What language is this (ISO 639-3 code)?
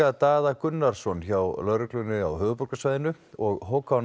isl